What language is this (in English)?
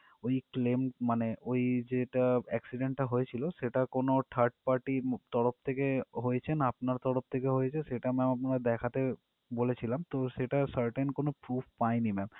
Bangla